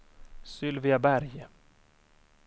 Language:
Swedish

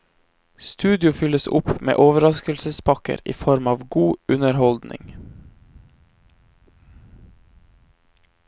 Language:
Norwegian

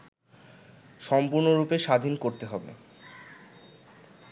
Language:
Bangla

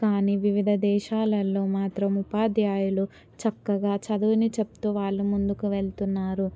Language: Telugu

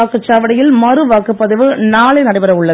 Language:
Tamil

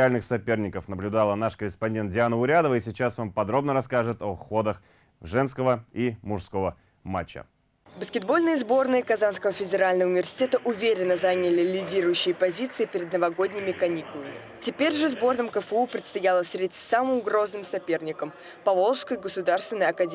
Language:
Russian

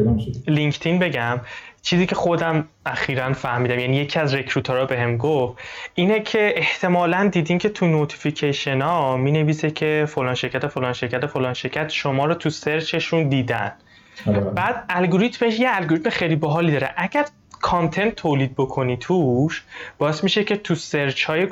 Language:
Persian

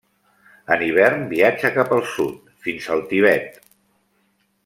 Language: Catalan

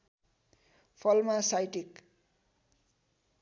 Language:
Nepali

